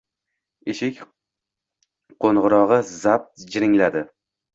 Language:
Uzbek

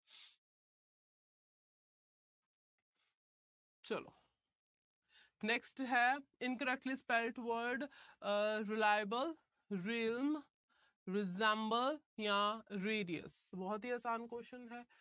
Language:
Punjabi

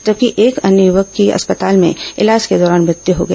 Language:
Hindi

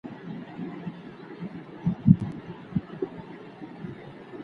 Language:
Pashto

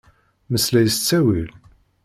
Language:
Kabyle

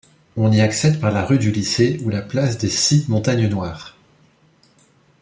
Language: French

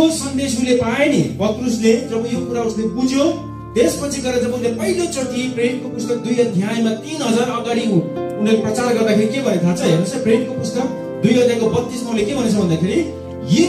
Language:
Korean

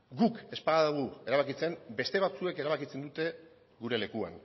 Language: Basque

